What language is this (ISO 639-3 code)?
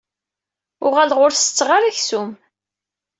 kab